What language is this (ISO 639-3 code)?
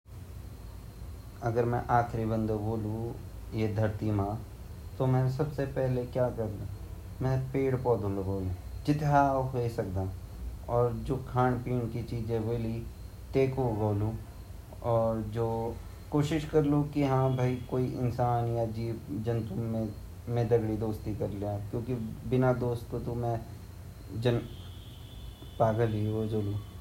gbm